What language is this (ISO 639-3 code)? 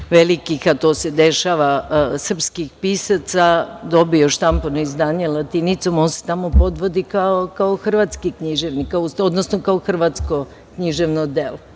srp